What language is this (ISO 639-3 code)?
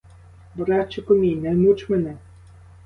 ukr